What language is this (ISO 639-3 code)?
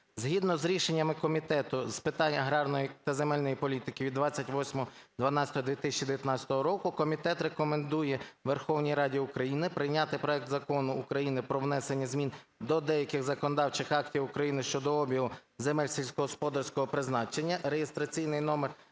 ukr